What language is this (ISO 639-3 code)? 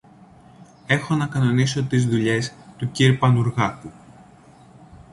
ell